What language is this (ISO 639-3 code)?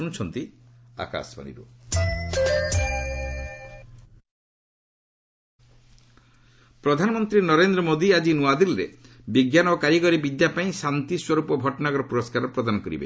ori